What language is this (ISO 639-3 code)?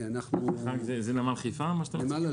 heb